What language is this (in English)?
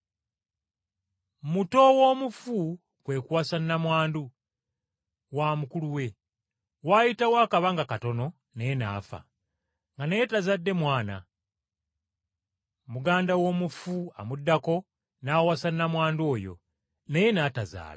Ganda